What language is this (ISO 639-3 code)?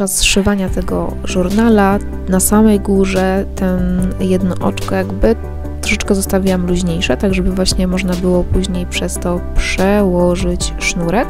pol